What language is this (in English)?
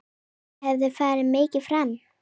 Icelandic